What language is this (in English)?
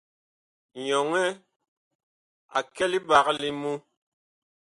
Bakoko